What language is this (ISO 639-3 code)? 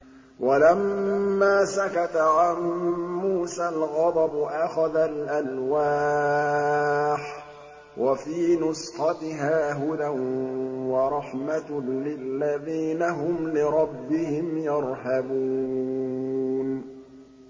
ara